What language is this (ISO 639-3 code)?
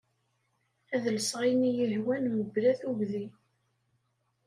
kab